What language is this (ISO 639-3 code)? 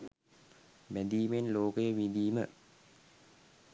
sin